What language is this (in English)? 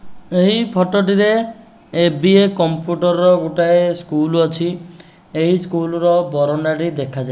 Odia